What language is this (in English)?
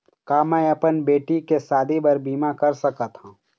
Chhattisgarhi